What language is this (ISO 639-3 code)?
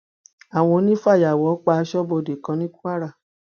yor